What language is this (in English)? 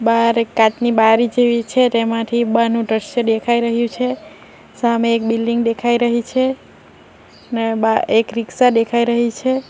Gujarati